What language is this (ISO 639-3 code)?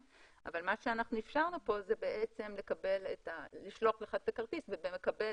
heb